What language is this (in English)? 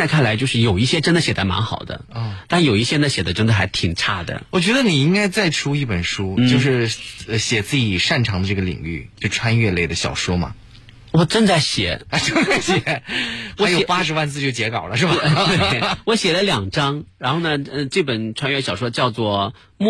Chinese